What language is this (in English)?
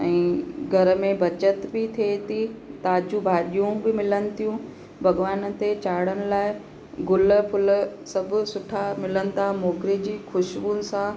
Sindhi